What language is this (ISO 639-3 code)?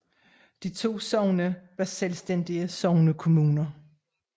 dan